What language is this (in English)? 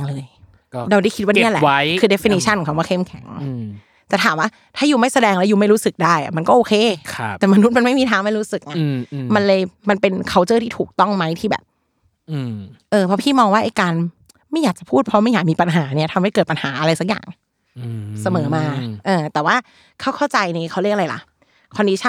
Thai